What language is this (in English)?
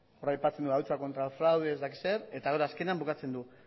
Basque